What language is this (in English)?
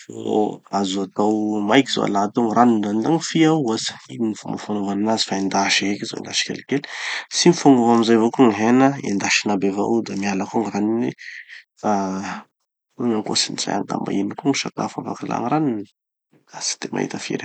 Tanosy Malagasy